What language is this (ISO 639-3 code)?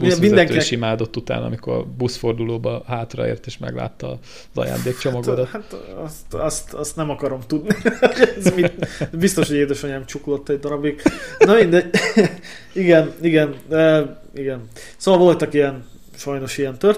hun